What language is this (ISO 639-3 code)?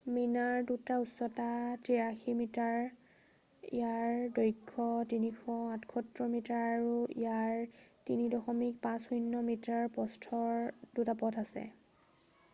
asm